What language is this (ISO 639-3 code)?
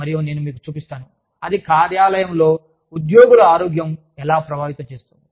tel